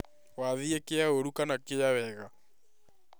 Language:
Kikuyu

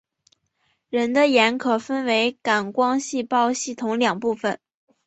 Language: Chinese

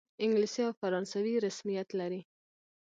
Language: Pashto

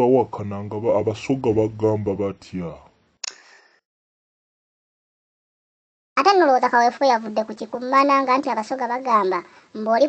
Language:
Romanian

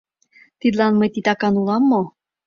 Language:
Mari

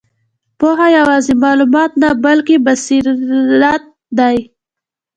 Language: Pashto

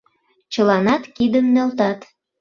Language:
Mari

